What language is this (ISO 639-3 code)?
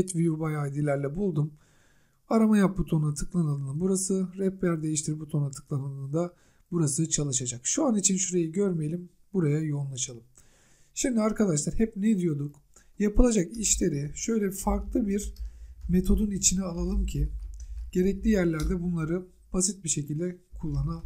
tur